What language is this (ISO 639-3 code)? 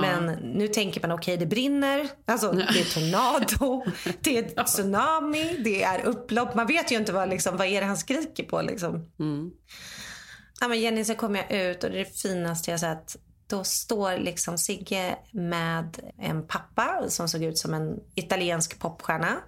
swe